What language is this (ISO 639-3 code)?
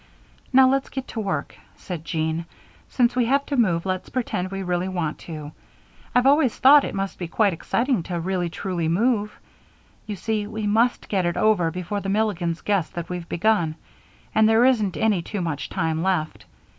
eng